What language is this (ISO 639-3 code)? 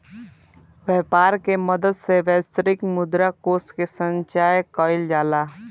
bho